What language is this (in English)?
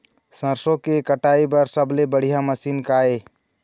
Chhattisgarhi